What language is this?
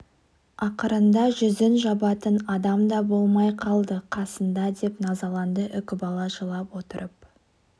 Kazakh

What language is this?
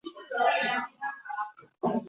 Chinese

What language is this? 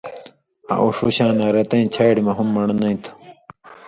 Indus Kohistani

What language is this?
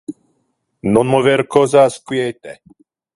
Interlingua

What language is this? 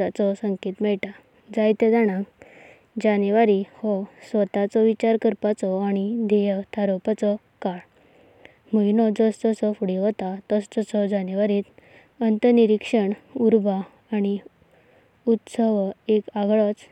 Konkani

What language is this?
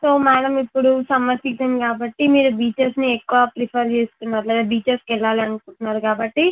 Telugu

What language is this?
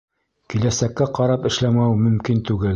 Bashkir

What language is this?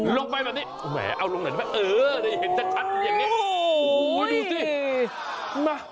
Thai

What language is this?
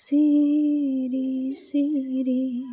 Bodo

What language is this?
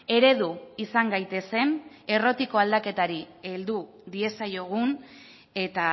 Basque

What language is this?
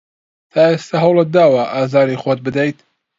Central Kurdish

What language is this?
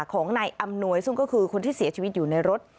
Thai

